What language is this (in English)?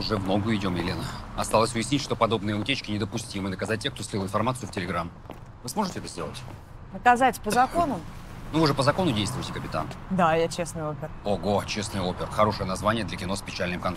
Russian